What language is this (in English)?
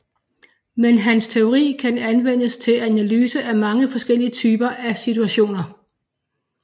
Danish